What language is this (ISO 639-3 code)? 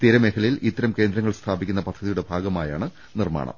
mal